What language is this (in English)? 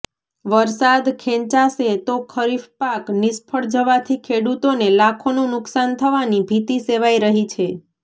Gujarati